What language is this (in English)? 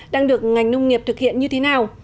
Vietnamese